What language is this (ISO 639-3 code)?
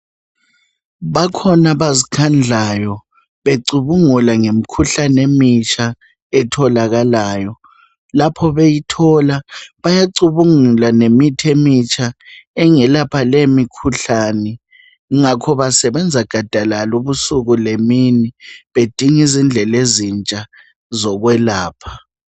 nde